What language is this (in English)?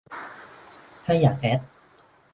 Thai